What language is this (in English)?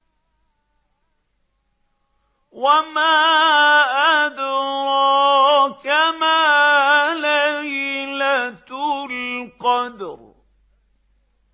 Arabic